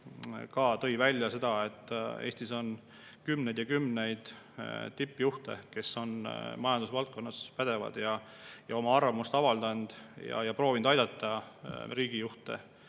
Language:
Estonian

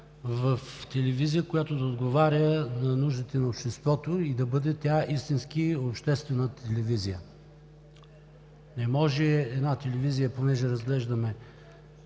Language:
Bulgarian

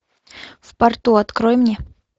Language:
Russian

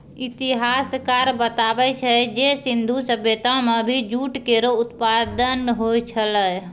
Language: Maithili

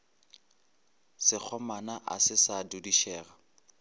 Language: Northern Sotho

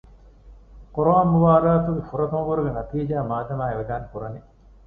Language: Divehi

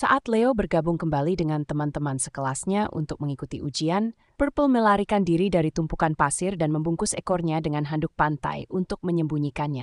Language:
Indonesian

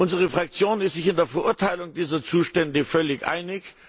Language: German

